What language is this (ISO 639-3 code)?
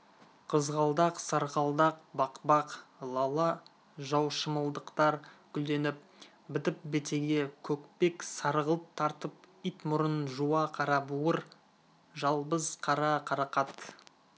kaz